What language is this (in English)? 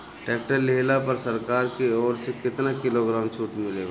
Bhojpuri